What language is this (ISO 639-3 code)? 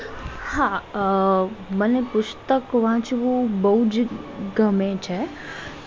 guj